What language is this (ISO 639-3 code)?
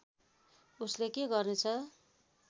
nep